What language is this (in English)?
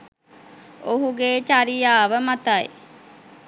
Sinhala